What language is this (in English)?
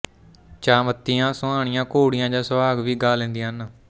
Punjabi